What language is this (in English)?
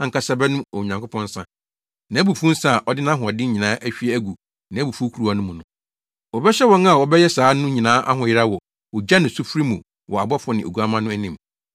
Akan